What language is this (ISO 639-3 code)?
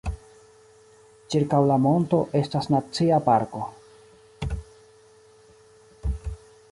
epo